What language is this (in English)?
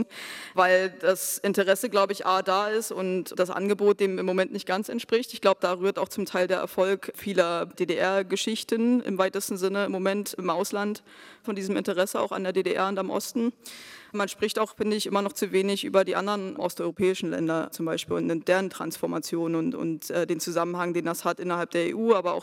German